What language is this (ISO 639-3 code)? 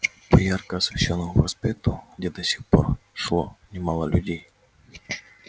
rus